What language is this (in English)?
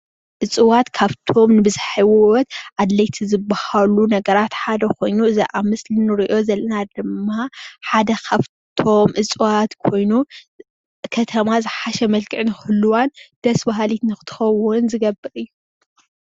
Tigrinya